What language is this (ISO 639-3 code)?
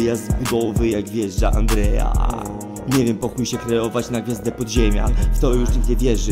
pol